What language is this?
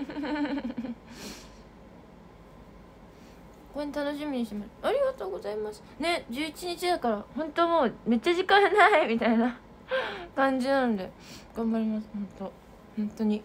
Japanese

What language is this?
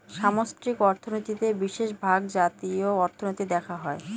Bangla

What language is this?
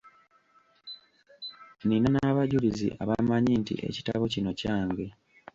Ganda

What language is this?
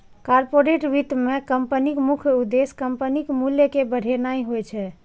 Maithili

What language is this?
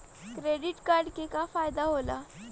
Bhojpuri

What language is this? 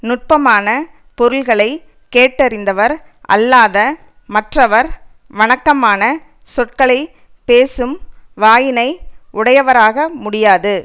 Tamil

